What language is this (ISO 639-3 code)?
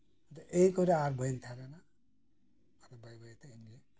sat